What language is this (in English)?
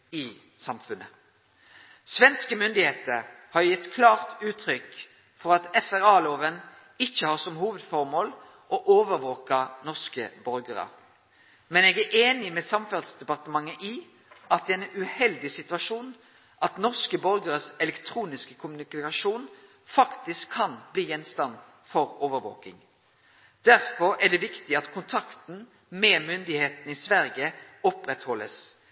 Norwegian Nynorsk